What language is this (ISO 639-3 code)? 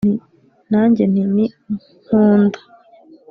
kin